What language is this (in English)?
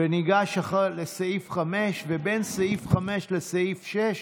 Hebrew